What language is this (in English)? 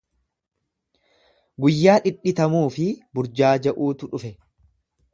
Oromo